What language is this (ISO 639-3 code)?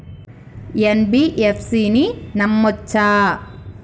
tel